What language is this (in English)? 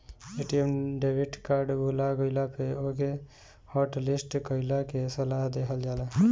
Bhojpuri